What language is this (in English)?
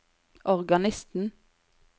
Norwegian